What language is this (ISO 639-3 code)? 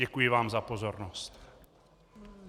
ces